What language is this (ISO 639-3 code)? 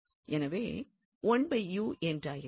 tam